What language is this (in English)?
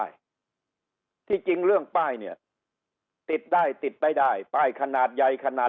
Thai